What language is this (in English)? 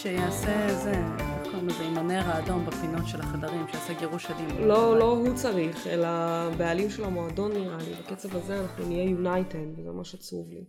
Hebrew